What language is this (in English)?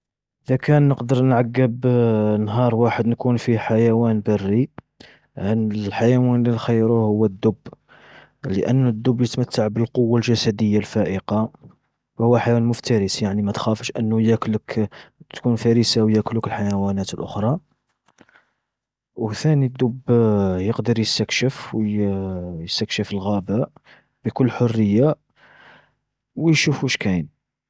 Algerian Arabic